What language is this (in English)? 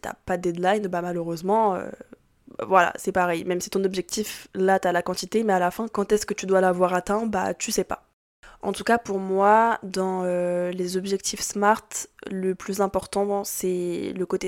French